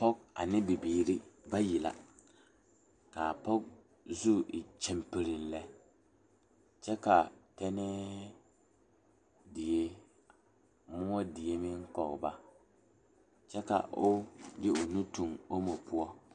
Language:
Southern Dagaare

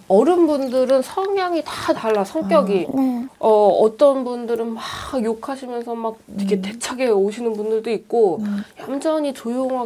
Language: Korean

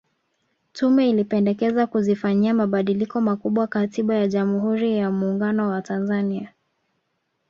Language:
Swahili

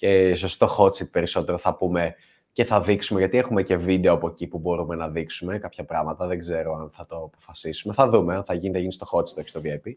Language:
Greek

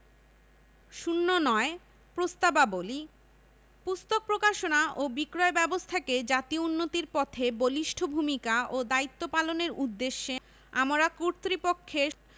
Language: Bangla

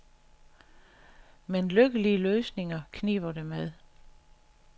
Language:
Danish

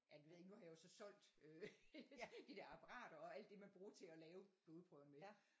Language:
Danish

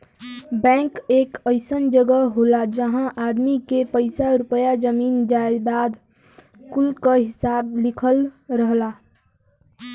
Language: Bhojpuri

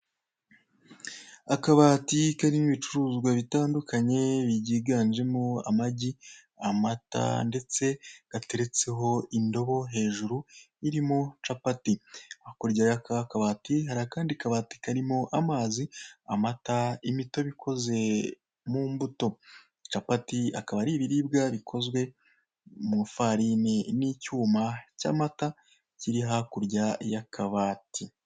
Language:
Kinyarwanda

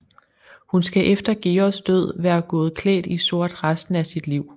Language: Danish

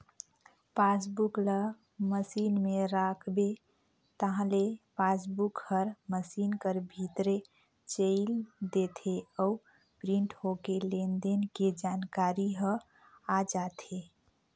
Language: Chhattisgarhi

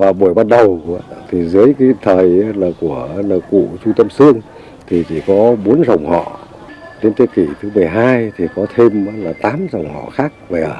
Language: Vietnamese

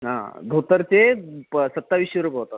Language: Marathi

